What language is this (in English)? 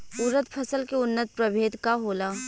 Bhojpuri